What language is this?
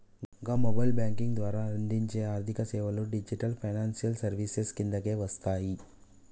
Telugu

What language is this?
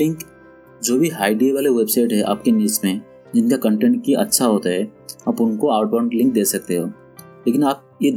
Hindi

